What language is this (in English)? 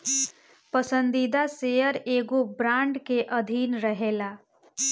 Bhojpuri